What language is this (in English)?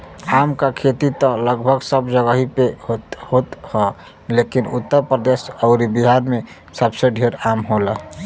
Bhojpuri